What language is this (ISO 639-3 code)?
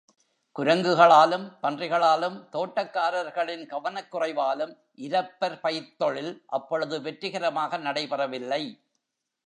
tam